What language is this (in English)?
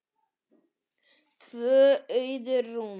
Icelandic